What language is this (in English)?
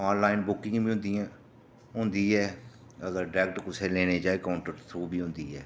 Dogri